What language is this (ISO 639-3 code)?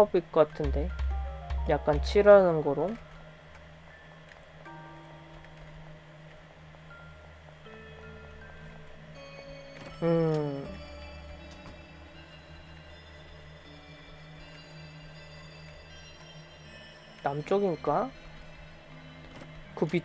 kor